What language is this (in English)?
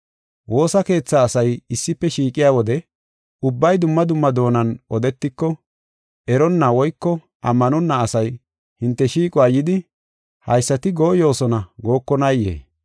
Gofa